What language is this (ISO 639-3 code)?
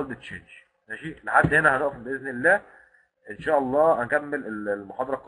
ara